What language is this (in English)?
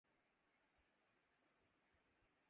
Urdu